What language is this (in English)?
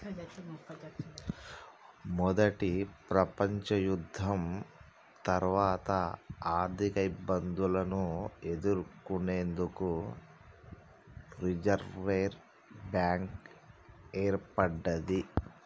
Telugu